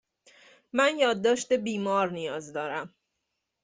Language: Persian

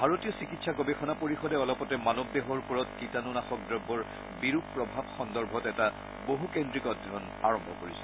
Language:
Assamese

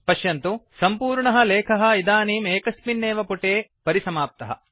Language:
Sanskrit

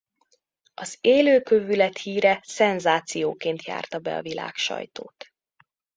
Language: Hungarian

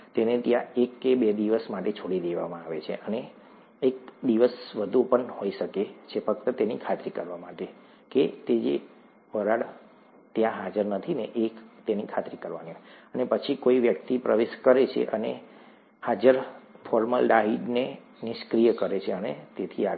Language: Gujarati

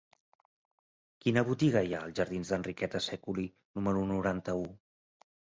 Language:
Catalan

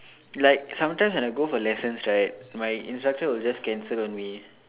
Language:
English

